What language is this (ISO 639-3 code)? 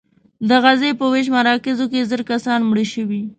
pus